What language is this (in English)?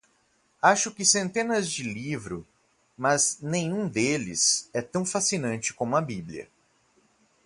Portuguese